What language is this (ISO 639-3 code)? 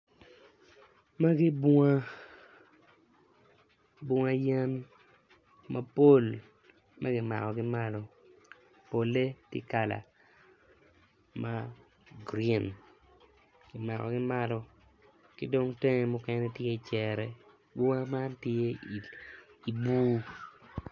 ach